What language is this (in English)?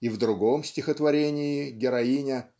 Russian